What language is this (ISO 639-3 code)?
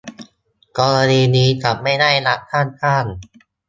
tha